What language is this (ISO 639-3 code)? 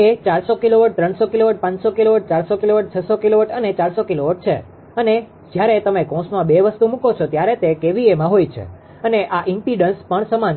guj